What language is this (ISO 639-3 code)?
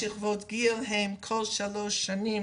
heb